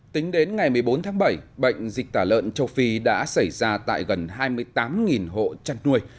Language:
Vietnamese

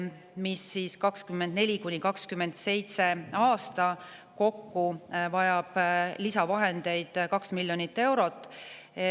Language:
Estonian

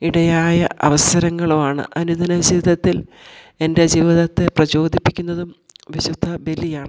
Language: Malayalam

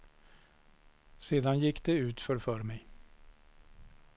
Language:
Swedish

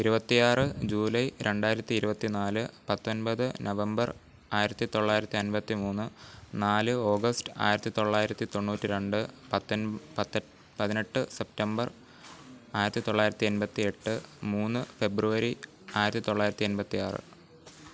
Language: Malayalam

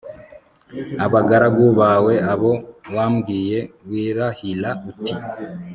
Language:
Kinyarwanda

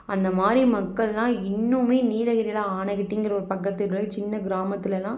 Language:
Tamil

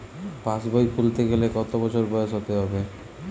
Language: Bangla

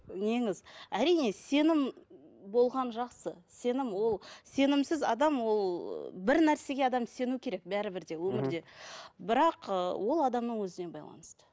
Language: Kazakh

